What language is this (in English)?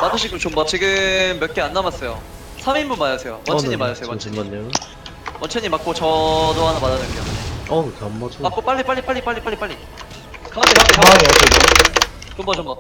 Korean